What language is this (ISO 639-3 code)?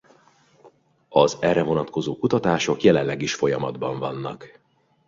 hun